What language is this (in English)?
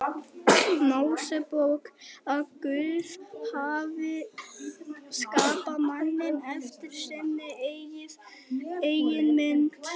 Icelandic